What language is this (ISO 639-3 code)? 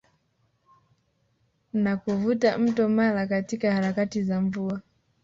swa